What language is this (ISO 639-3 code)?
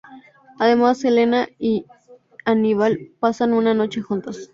spa